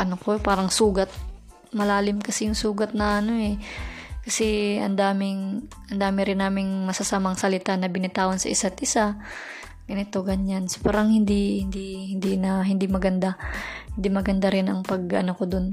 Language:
Filipino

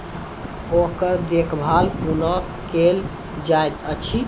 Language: Maithili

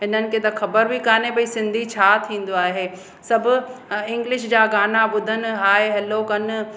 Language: Sindhi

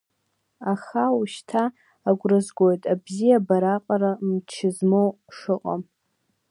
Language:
Abkhazian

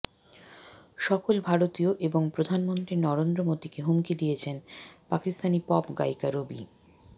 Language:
Bangla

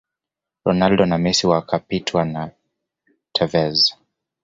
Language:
Swahili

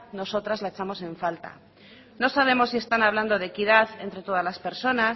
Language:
Spanish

